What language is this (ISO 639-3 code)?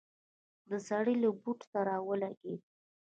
pus